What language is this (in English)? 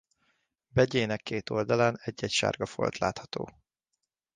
Hungarian